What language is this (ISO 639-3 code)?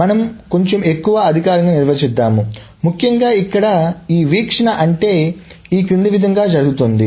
tel